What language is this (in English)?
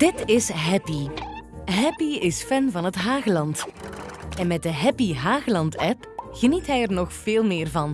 Dutch